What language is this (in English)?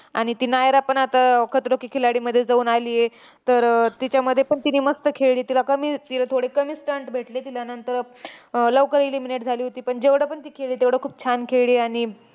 Marathi